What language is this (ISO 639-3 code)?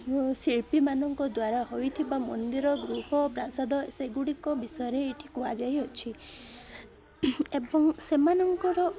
ori